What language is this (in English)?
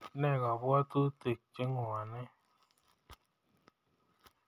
Kalenjin